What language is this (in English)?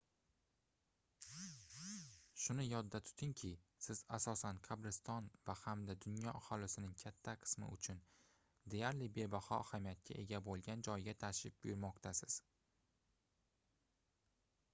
Uzbek